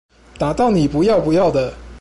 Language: Chinese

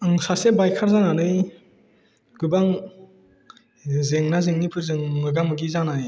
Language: Bodo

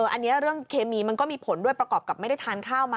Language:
Thai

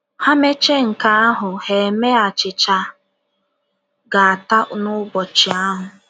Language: Igbo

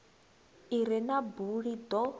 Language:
Venda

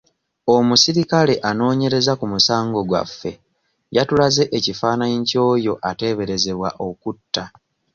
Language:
Ganda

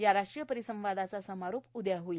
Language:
Marathi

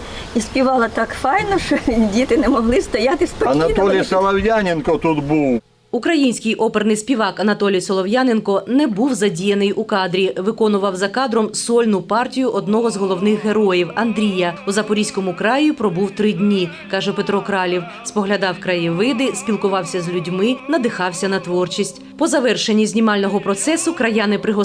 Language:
Ukrainian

